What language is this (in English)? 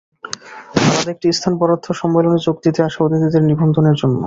Bangla